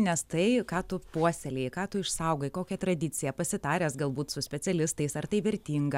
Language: Lithuanian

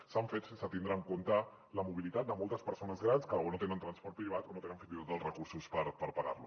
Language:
Catalan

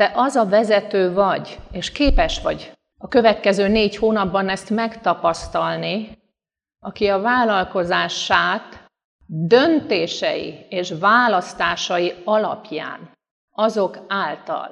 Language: Hungarian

